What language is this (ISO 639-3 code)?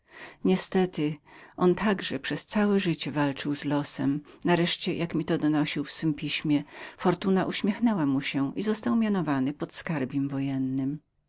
pol